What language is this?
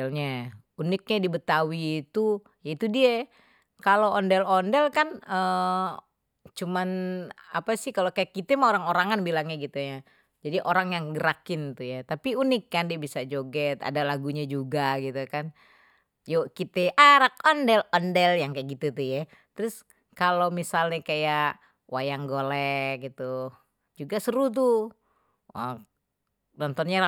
Betawi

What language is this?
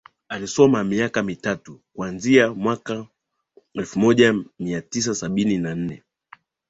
Swahili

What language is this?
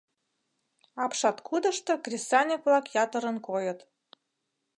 Mari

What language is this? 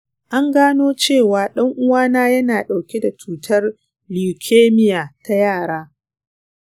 Hausa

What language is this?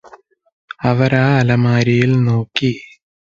Malayalam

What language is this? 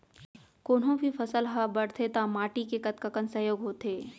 Chhattisgarhi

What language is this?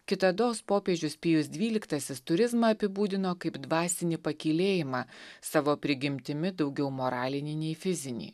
Lithuanian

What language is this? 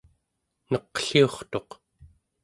Central Yupik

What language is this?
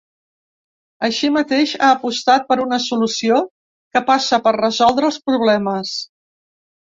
Catalan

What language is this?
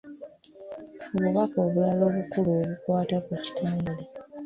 Ganda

